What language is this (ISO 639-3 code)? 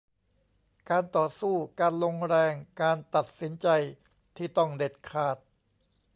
tha